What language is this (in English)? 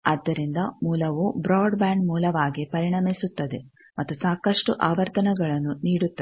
Kannada